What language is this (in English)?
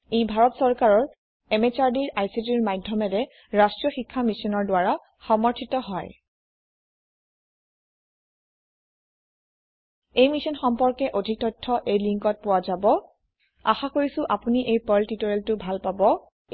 Assamese